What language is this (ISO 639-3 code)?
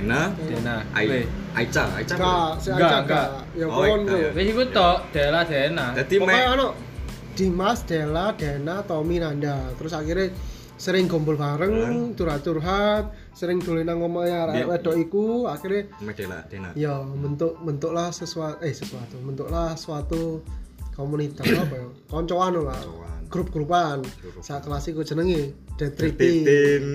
ind